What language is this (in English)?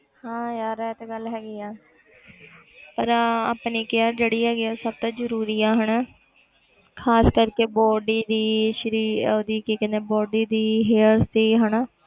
Punjabi